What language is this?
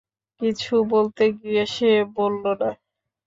Bangla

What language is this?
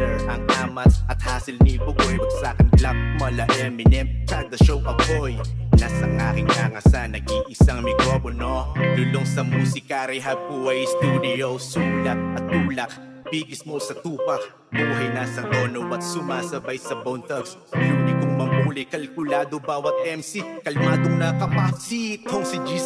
Thai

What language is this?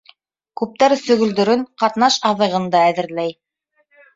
Bashkir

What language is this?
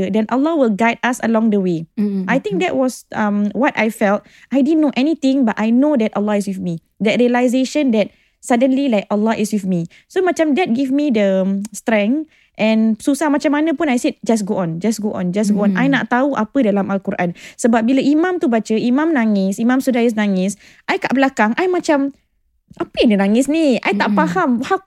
Malay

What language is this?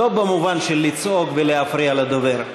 Hebrew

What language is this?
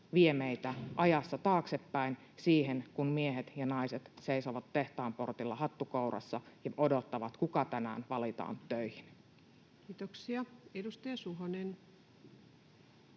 Finnish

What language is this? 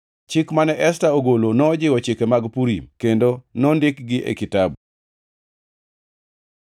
Luo (Kenya and Tanzania)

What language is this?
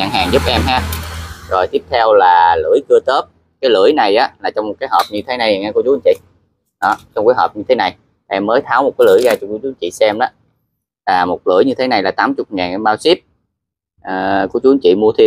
Vietnamese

